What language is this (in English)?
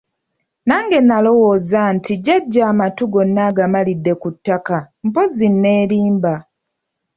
Ganda